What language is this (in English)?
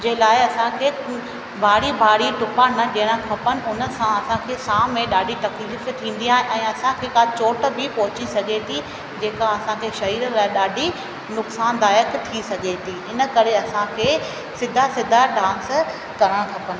Sindhi